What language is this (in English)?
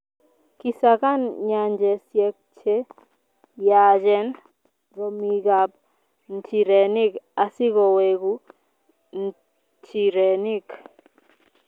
Kalenjin